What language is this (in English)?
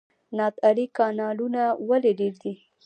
Pashto